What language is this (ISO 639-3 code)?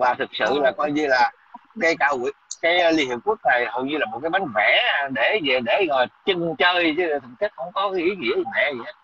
vie